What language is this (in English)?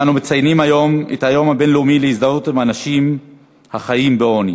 Hebrew